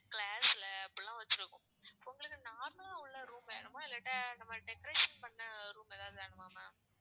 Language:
Tamil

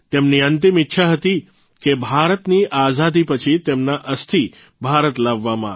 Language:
Gujarati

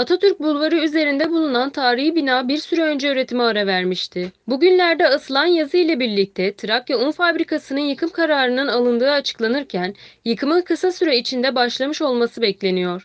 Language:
Turkish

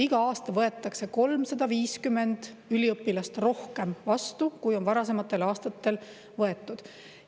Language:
Estonian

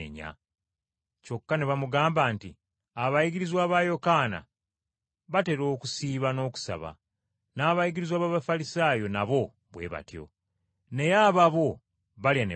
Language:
Ganda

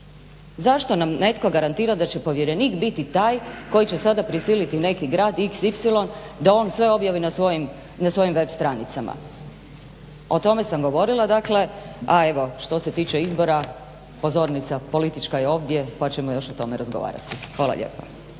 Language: Croatian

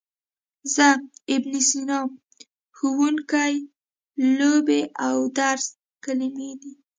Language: Pashto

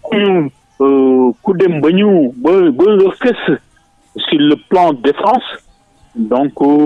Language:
French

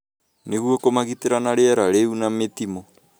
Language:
Kikuyu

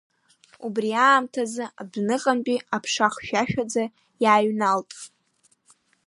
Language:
Abkhazian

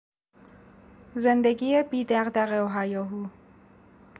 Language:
Persian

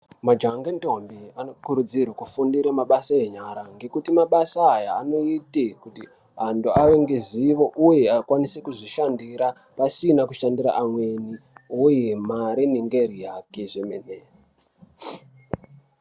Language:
Ndau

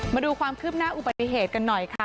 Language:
Thai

